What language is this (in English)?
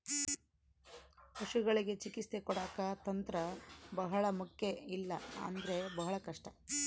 Kannada